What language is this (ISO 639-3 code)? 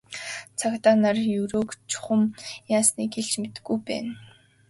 mon